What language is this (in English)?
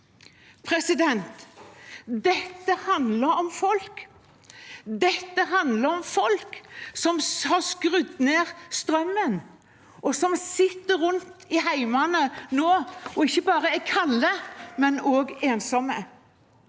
Norwegian